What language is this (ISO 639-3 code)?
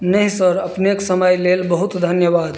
mai